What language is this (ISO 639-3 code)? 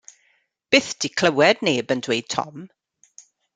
cym